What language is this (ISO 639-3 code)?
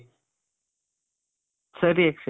kan